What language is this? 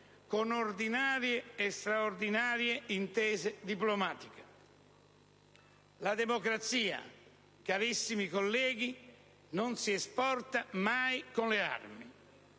Italian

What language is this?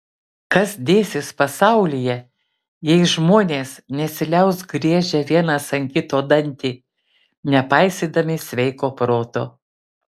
Lithuanian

